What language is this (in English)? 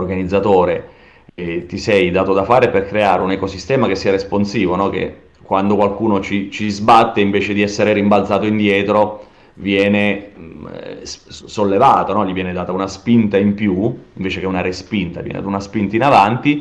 Italian